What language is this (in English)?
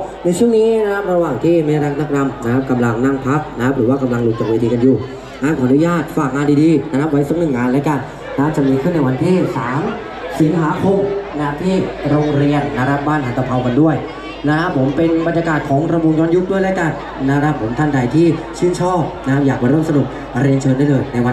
Thai